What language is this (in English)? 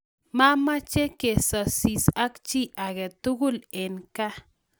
Kalenjin